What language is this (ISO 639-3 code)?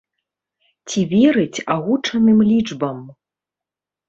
bel